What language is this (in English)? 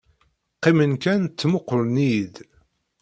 Kabyle